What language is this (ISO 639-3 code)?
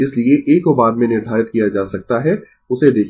hin